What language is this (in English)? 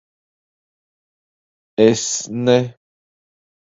Latvian